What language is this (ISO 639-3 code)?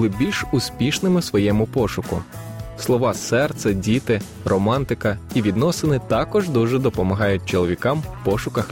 ukr